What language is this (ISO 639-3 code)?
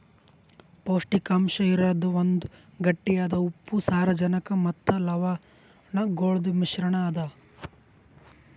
kan